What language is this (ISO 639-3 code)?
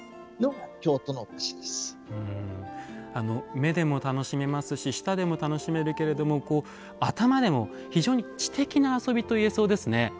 jpn